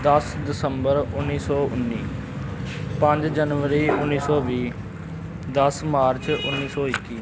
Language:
Punjabi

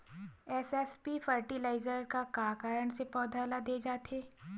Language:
Chhattisgarhi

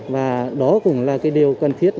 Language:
Vietnamese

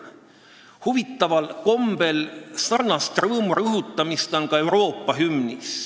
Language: Estonian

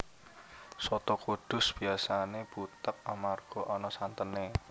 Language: Javanese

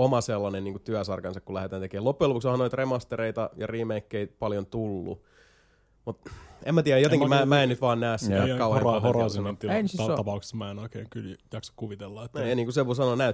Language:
Finnish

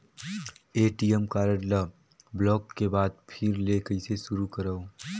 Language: Chhattisgarhi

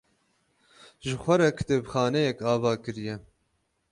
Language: Kurdish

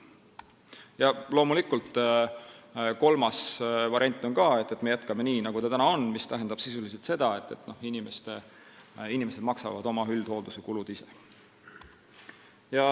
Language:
Estonian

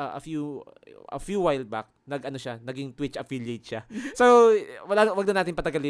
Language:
Filipino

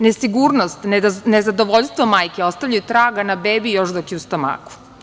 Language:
Serbian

